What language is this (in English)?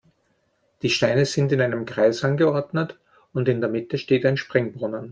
German